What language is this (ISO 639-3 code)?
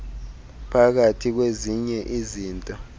xho